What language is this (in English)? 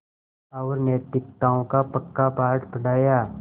Hindi